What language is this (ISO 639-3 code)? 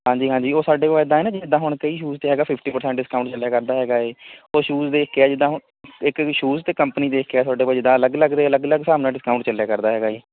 pan